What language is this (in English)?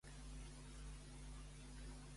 Catalan